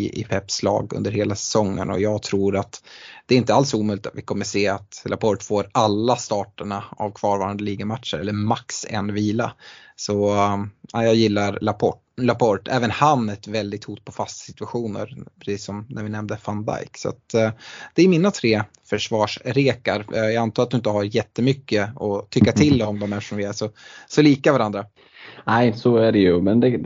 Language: Swedish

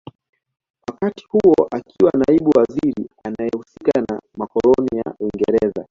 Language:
Swahili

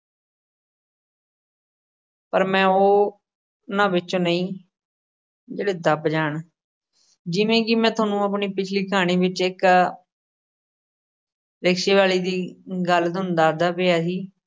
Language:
Punjabi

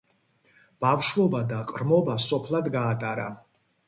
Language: Georgian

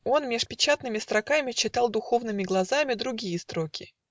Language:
Russian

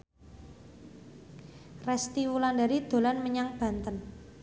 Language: Javanese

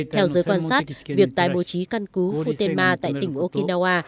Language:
Vietnamese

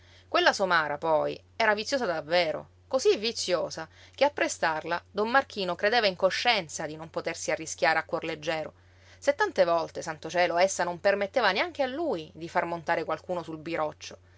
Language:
Italian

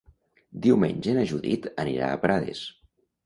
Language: Catalan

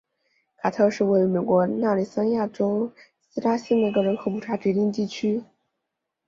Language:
Chinese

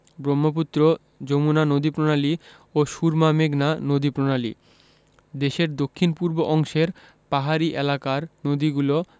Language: Bangla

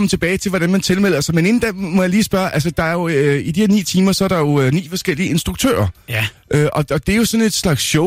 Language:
Danish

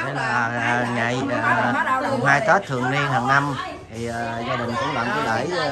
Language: Vietnamese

